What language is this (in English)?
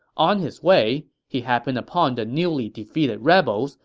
English